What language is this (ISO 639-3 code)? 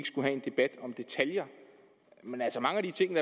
dan